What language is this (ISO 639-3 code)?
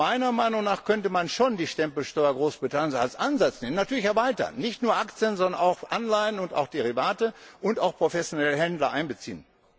deu